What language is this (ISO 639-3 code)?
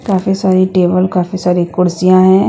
hin